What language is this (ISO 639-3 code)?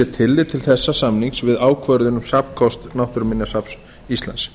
isl